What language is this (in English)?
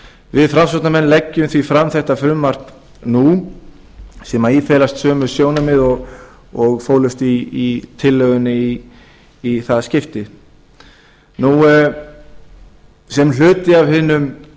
Icelandic